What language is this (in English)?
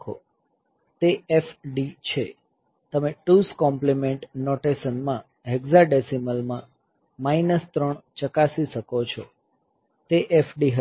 Gujarati